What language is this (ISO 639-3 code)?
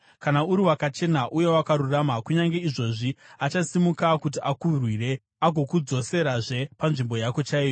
sna